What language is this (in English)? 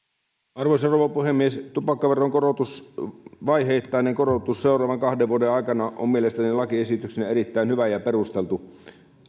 Finnish